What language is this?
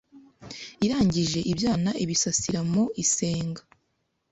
Kinyarwanda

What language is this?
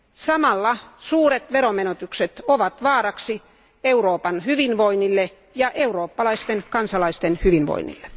Finnish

